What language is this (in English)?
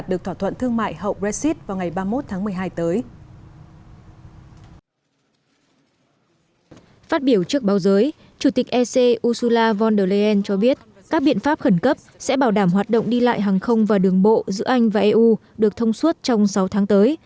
Vietnamese